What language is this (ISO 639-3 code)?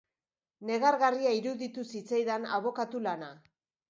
eus